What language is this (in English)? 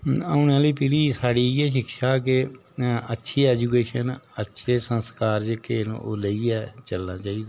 Dogri